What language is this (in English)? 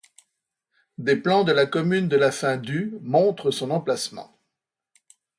French